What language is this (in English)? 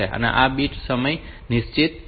Gujarati